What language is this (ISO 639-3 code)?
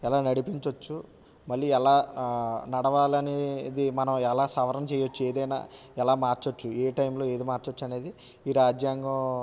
tel